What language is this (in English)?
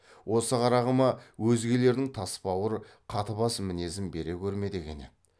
Kazakh